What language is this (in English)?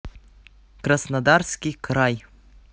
Russian